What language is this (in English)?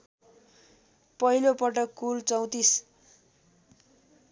Nepali